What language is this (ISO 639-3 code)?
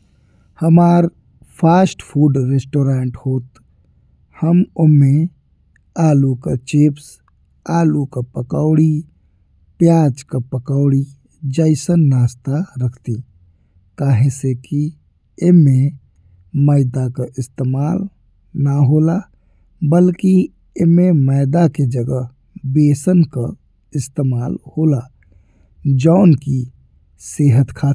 bho